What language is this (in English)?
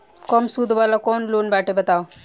Bhojpuri